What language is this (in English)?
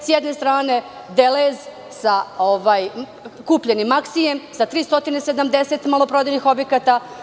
Serbian